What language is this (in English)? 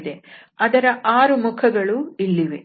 Kannada